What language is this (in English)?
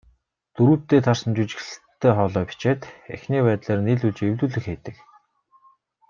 Mongolian